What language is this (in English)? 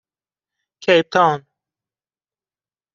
Persian